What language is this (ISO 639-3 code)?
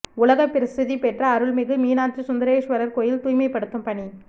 tam